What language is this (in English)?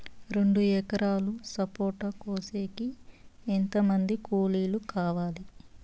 Telugu